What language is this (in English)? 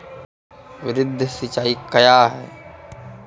Maithili